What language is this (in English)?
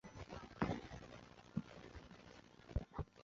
Chinese